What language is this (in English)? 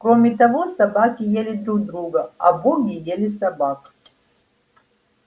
Russian